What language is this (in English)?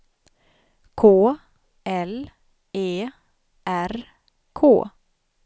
Swedish